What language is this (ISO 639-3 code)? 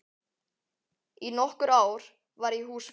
isl